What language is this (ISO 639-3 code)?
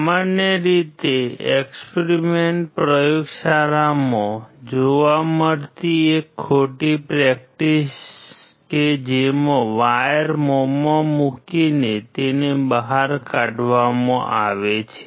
guj